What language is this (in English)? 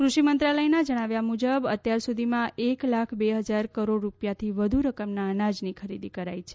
Gujarati